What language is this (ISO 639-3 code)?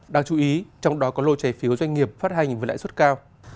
vie